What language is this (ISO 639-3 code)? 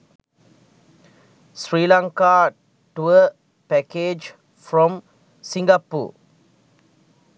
sin